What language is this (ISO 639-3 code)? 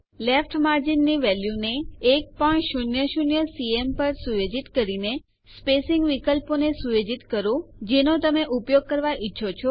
guj